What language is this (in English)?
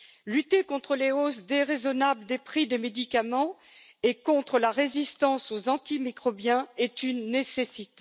French